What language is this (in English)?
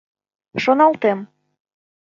Mari